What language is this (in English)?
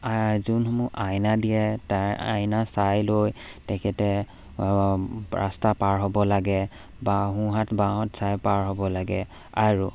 Assamese